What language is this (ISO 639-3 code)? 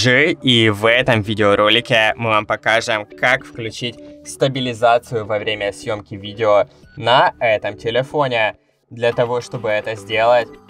rus